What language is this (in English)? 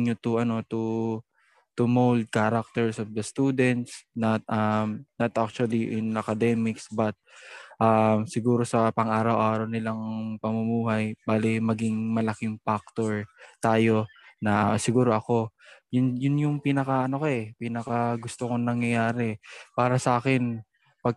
Filipino